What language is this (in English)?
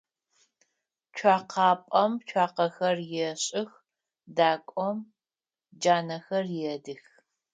Adyghe